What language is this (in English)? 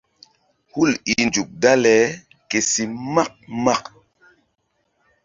Mbum